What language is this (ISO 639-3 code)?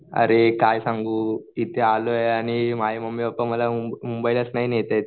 mar